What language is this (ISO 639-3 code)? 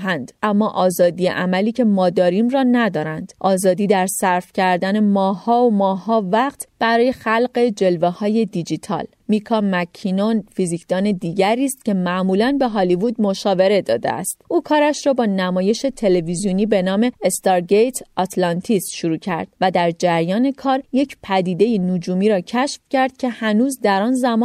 fas